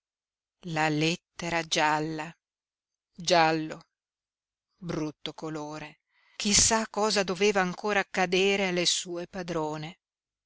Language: Italian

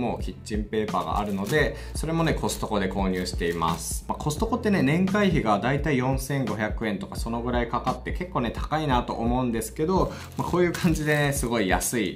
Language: Japanese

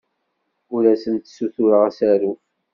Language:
Kabyle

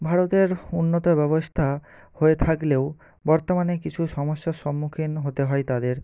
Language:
Bangla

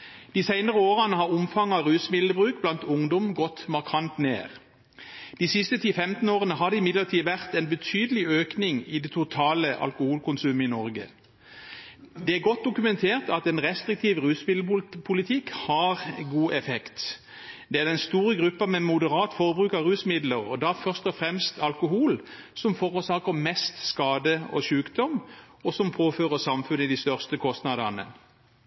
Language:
Norwegian Bokmål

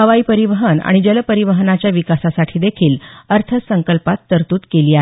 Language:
Marathi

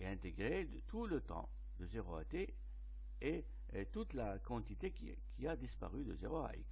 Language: French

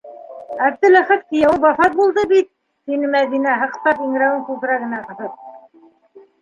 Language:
Bashkir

